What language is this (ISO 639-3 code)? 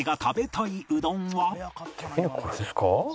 jpn